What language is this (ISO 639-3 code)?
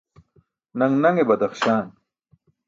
bsk